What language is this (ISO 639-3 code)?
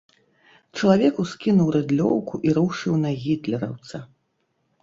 bel